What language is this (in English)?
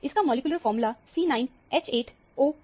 Hindi